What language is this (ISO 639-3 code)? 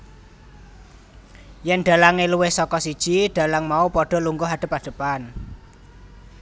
jav